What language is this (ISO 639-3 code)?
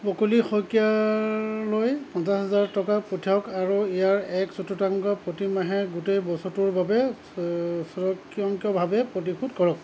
asm